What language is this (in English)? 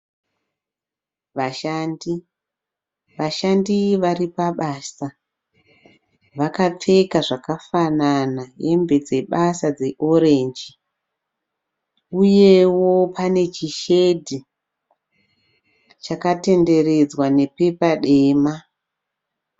Shona